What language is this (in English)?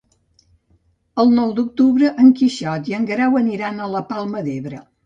Catalan